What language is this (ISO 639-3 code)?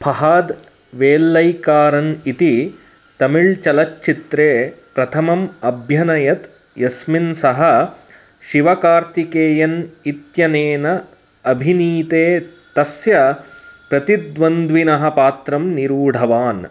san